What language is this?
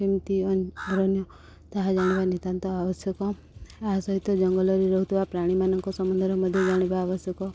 Odia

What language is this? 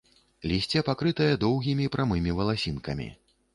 Belarusian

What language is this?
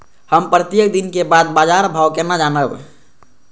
Maithili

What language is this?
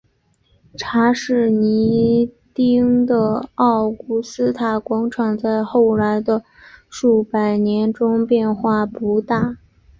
Chinese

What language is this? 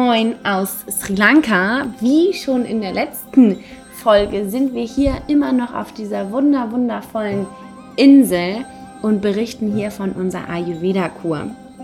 German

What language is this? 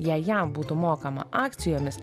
Lithuanian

